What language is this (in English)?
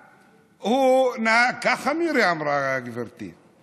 Hebrew